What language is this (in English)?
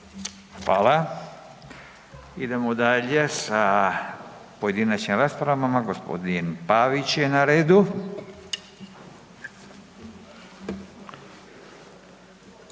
Croatian